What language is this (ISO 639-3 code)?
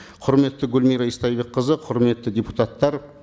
kaz